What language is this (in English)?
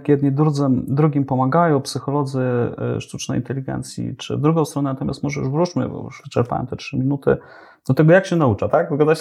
Polish